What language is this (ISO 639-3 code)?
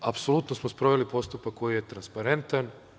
srp